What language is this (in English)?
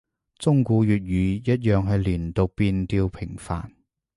Cantonese